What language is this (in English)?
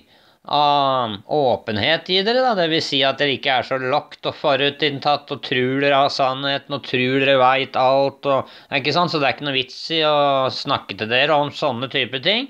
Norwegian